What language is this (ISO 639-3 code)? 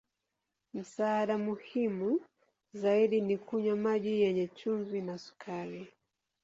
swa